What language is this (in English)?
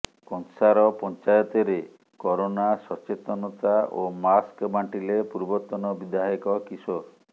Odia